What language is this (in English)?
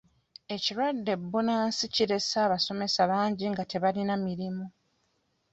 Ganda